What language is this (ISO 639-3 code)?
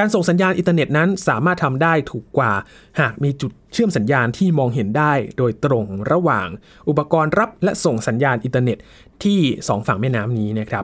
tha